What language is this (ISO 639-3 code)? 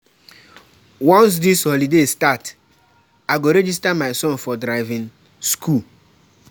pcm